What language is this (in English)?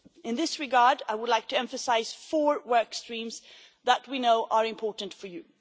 English